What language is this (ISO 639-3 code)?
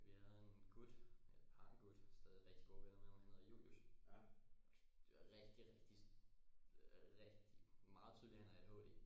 dan